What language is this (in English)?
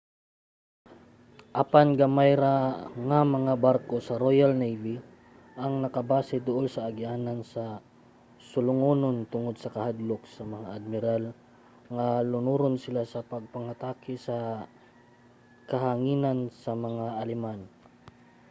Cebuano